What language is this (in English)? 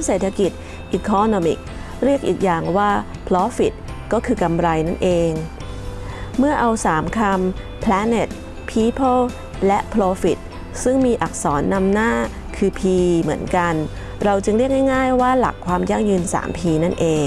Thai